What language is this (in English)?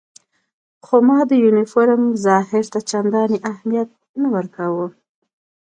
Pashto